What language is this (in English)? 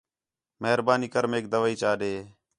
Khetrani